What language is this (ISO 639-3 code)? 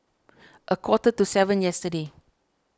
eng